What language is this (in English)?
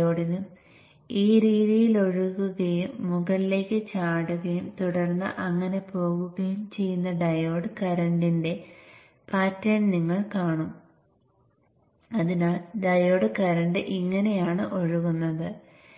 Malayalam